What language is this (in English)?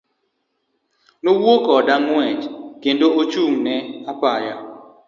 Luo (Kenya and Tanzania)